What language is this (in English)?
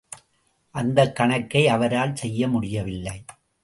Tamil